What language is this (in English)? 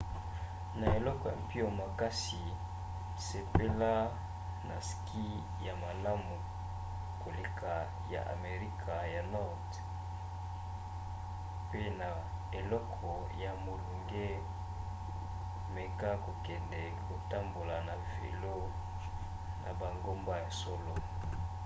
Lingala